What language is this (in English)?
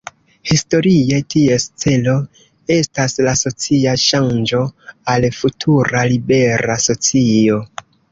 Esperanto